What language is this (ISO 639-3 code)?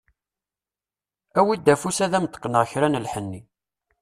kab